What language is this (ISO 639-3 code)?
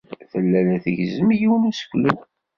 kab